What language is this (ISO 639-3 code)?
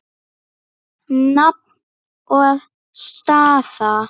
isl